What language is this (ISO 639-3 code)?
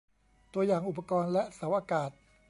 tha